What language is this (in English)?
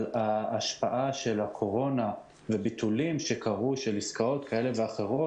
Hebrew